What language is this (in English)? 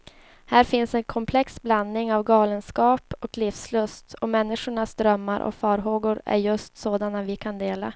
Swedish